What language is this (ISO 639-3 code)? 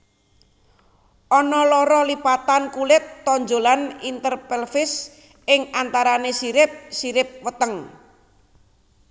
jav